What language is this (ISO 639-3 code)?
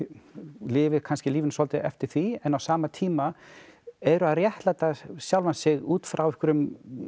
isl